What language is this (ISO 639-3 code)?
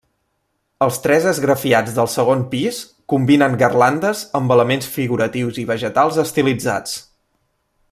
cat